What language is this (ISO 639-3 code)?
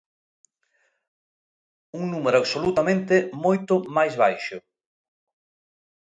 glg